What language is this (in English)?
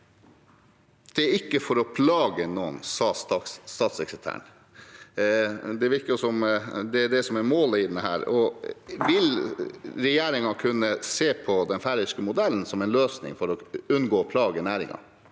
Norwegian